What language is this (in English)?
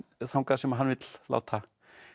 Icelandic